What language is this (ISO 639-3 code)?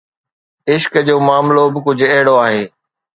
snd